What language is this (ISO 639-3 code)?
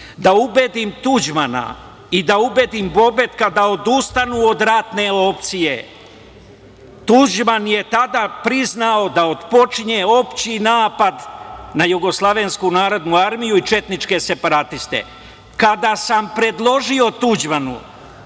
srp